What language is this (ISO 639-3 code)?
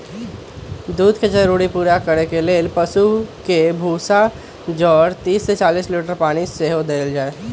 mag